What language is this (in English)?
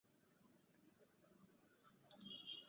Bangla